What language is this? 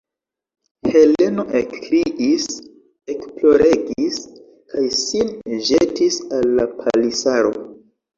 Esperanto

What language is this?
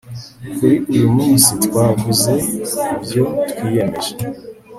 Kinyarwanda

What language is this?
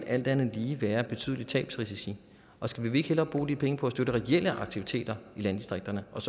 Danish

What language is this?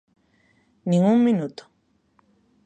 Galician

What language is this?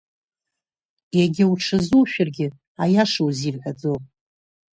Abkhazian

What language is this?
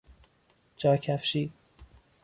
Persian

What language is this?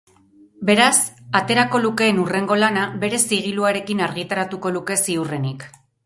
Basque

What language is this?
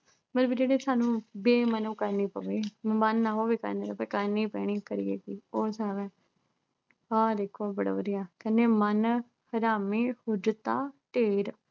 Punjabi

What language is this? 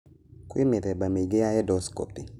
Kikuyu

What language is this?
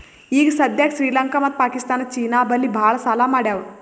Kannada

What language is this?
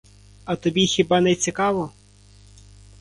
Ukrainian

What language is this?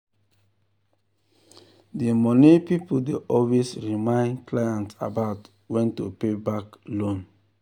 Nigerian Pidgin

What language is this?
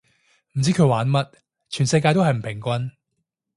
Cantonese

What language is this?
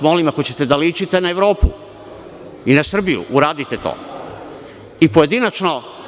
Serbian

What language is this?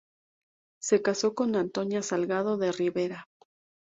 Spanish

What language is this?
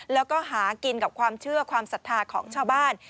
Thai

